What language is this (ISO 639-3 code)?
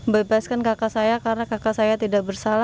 ind